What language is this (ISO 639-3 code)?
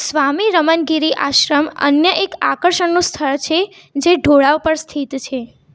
guj